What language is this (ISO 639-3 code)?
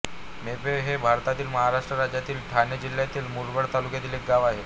mar